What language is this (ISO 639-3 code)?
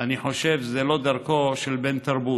heb